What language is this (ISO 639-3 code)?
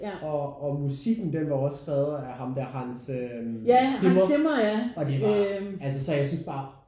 dan